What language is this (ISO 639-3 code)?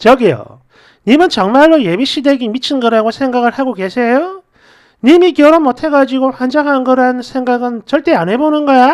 kor